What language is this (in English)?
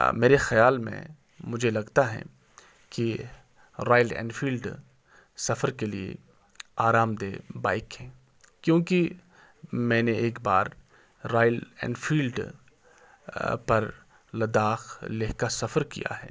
Urdu